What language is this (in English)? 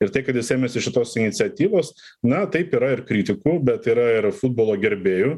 Lithuanian